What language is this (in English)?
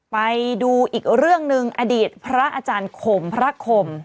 Thai